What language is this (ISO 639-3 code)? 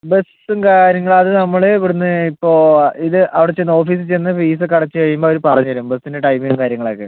mal